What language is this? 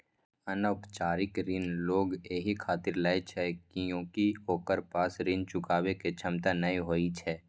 Maithili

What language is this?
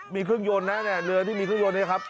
Thai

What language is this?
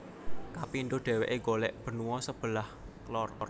Javanese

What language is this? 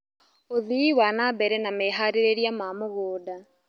Kikuyu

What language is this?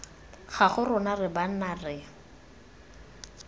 Tswana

